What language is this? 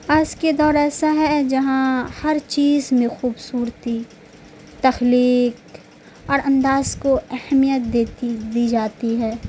Urdu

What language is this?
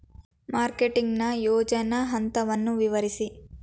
Kannada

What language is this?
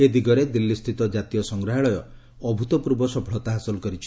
Odia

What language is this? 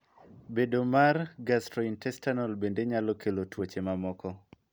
Luo (Kenya and Tanzania)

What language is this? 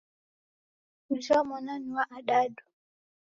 Taita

